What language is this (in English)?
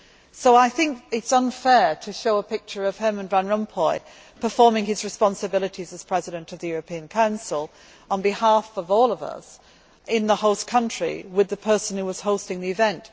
English